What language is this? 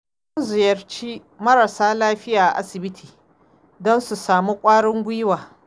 Hausa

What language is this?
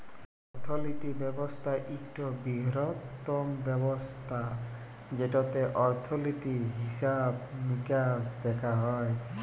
Bangla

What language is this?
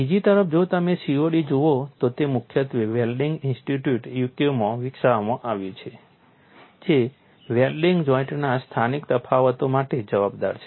Gujarati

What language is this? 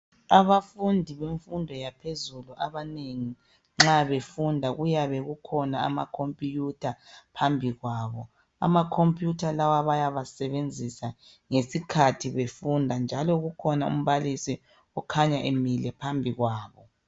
North Ndebele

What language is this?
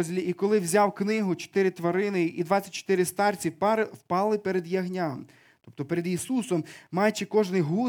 Ukrainian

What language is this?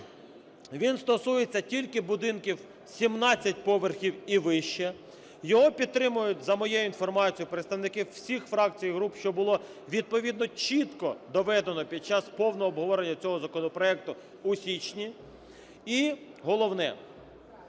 Ukrainian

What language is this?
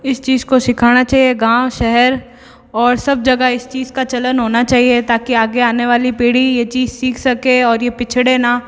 Hindi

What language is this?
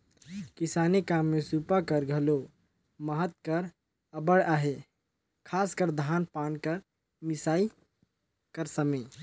Chhattisgarhi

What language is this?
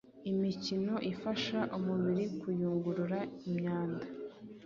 Kinyarwanda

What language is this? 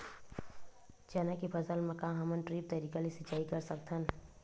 Chhattisgarhi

